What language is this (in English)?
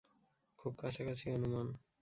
Bangla